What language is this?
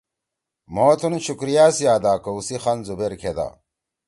Torwali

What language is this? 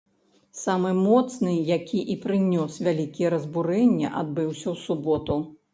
Belarusian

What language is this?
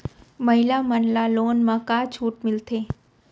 Chhattisgarhi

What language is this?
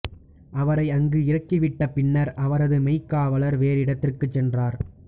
Tamil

